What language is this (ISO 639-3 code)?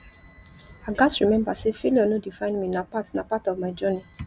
pcm